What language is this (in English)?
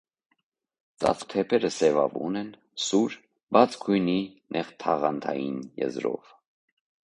Armenian